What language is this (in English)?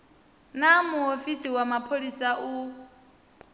Venda